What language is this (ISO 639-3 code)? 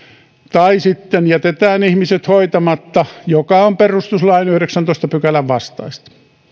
fin